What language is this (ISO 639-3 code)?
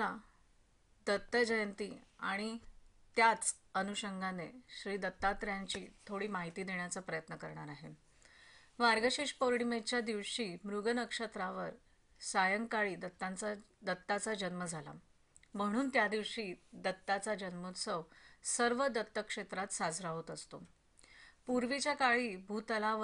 mar